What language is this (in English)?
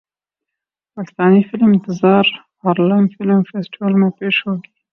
Urdu